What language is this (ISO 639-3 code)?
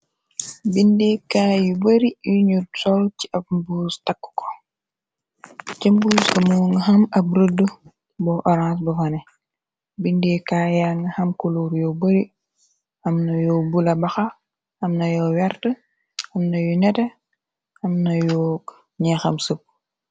wol